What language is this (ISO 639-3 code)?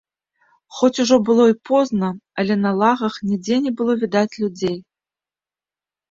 bel